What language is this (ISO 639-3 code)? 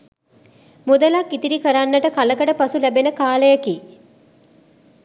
sin